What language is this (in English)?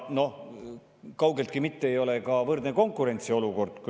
Estonian